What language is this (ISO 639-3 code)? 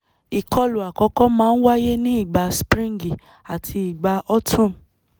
yor